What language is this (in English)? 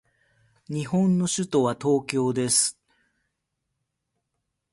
Japanese